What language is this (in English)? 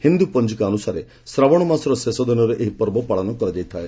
Odia